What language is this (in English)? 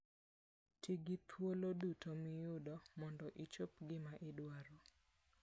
Luo (Kenya and Tanzania)